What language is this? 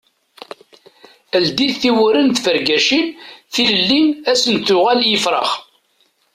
Kabyle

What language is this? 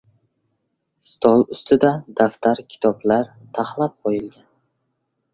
Uzbek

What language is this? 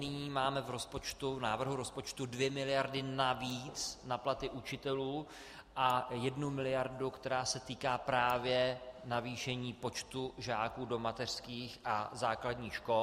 Czech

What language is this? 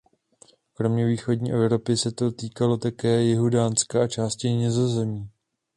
Czech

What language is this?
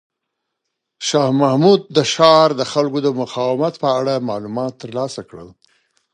Pashto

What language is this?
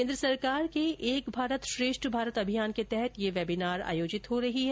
Hindi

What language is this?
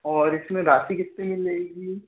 Hindi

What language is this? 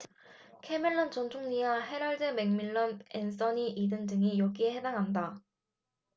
Korean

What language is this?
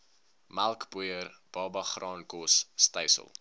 Afrikaans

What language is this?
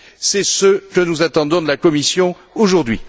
French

